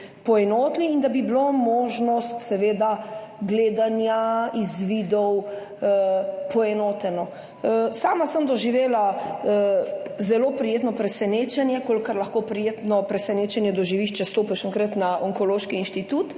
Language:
Slovenian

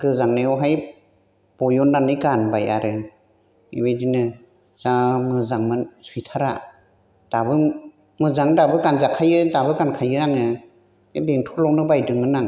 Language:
Bodo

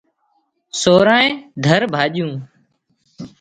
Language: Wadiyara Koli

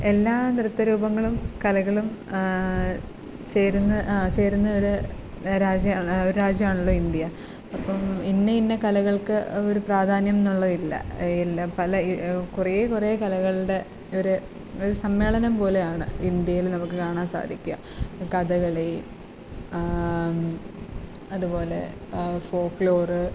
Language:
Malayalam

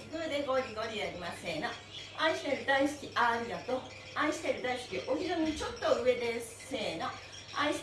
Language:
Japanese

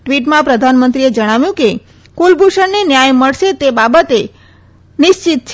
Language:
Gujarati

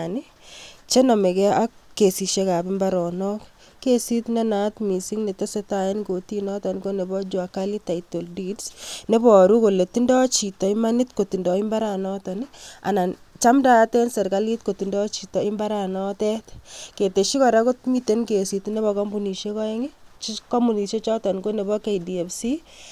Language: Kalenjin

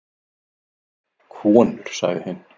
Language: Icelandic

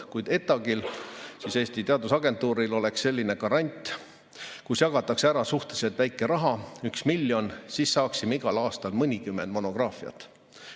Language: Estonian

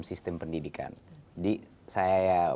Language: Indonesian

